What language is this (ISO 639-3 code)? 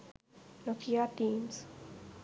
sin